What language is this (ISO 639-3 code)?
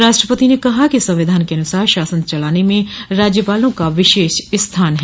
hin